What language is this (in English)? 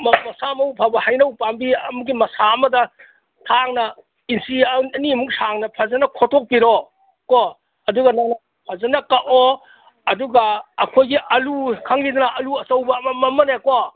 Manipuri